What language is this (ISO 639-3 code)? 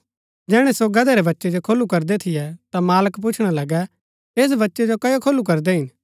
gbk